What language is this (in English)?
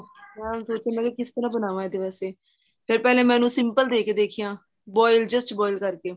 Punjabi